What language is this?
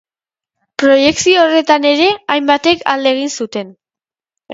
Basque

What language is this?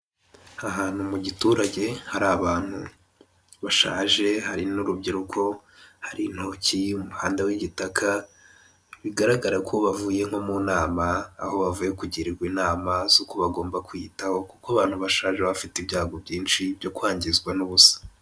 Kinyarwanda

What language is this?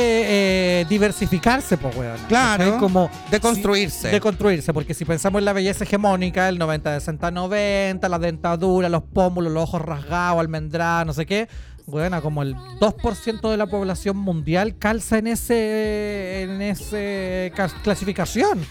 Spanish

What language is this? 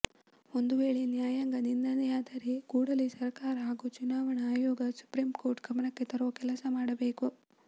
Kannada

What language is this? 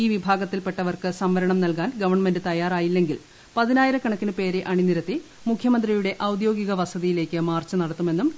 Malayalam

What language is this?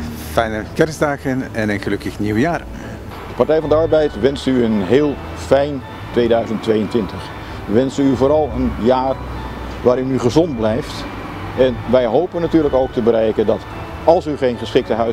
Dutch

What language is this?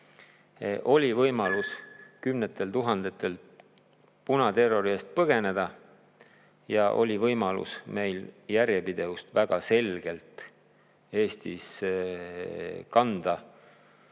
Estonian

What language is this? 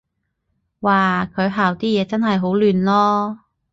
Cantonese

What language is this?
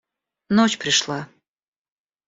Russian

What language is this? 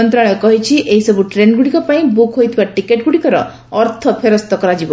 Odia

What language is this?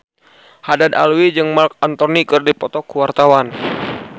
Sundanese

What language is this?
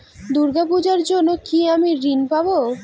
Bangla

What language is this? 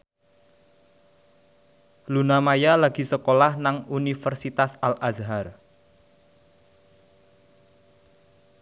Javanese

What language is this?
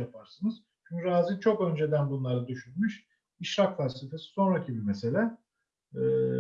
Turkish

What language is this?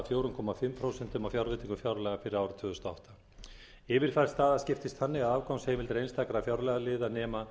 Icelandic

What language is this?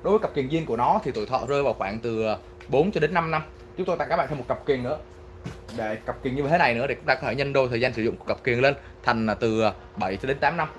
Vietnamese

